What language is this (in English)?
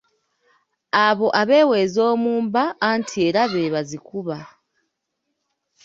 Ganda